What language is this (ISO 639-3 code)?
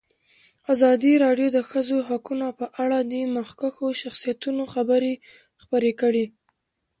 pus